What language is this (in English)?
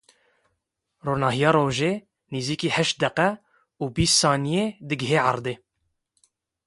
Kurdish